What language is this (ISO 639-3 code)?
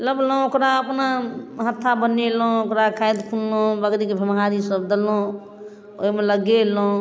mai